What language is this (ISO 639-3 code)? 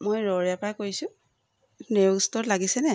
asm